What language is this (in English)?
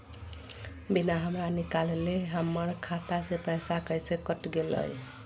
Magahi